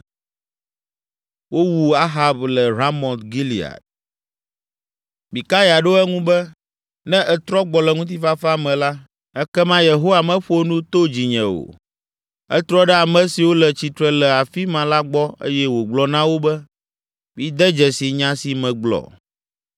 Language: Ewe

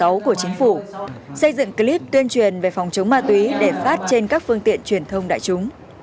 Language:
Vietnamese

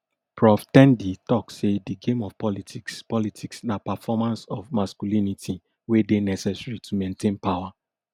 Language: Nigerian Pidgin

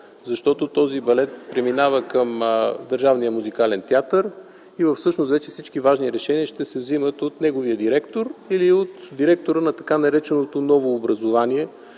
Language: Bulgarian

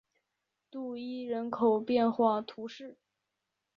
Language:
Chinese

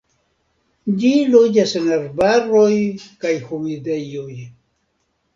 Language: Esperanto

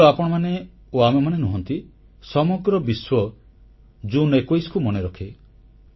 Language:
Odia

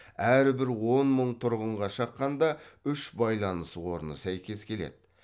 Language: Kazakh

